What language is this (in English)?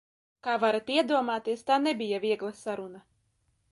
Latvian